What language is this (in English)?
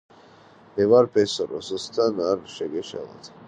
Georgian